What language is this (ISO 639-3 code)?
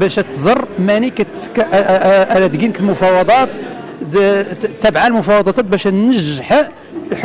ara